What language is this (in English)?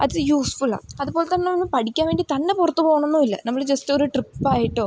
Malayalam